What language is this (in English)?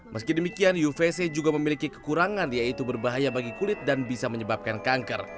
Indonesian